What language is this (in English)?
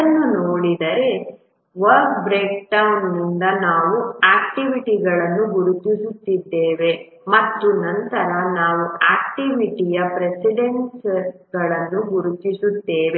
Kannada